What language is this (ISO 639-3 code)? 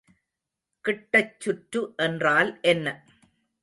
tam